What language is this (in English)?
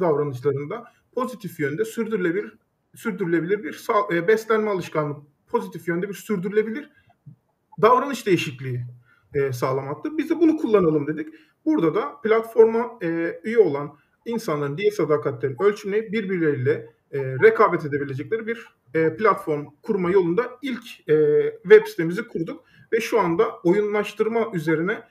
Turkish